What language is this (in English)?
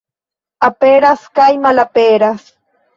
Esperanto